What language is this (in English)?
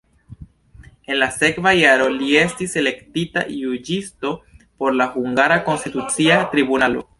Esperanto